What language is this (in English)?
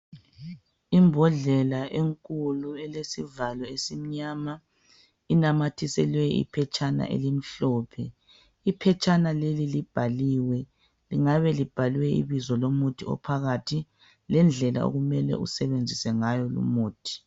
North Ndebele